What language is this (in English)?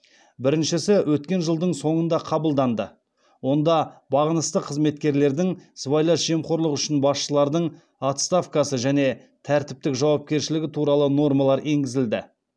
Kazakh